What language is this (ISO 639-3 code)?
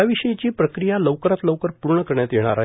mar